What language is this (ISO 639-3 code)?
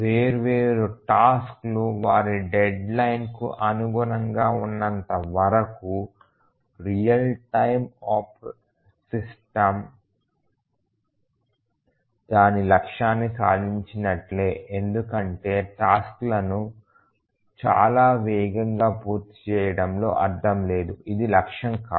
tel